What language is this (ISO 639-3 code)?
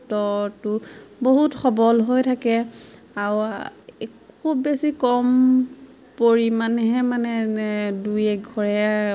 asm